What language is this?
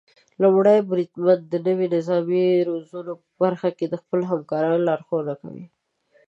Pashto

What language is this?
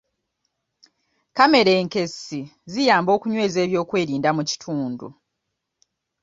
Ganda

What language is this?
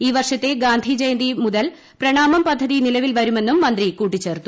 Malayalam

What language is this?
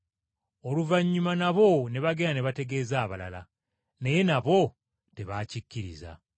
Ganda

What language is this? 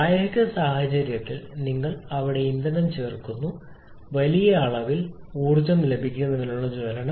Malayalam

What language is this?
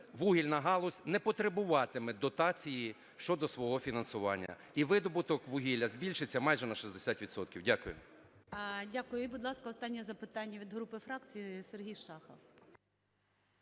Ukrainian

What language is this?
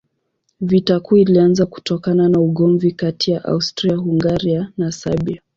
Swahili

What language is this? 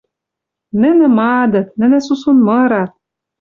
Western Mari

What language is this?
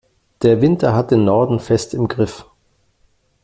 German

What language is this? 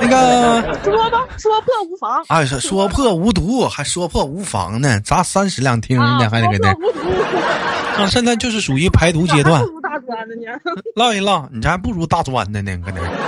Chinese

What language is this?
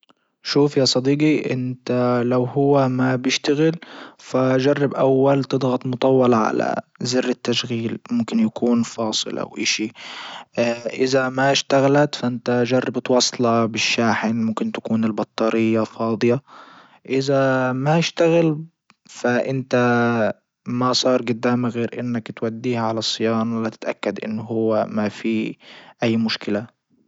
Libyan Arabic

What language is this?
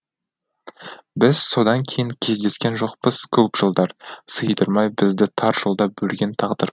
Kazakh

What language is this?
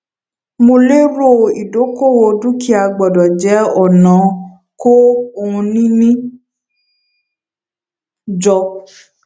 Yoruba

